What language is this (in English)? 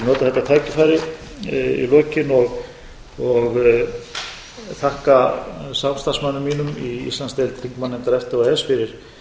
Icelandic